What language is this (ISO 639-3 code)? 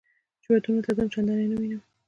pus